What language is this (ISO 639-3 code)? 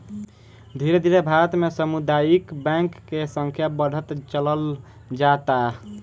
bho